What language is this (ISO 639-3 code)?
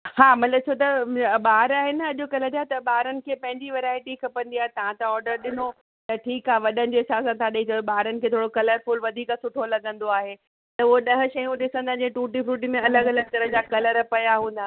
snd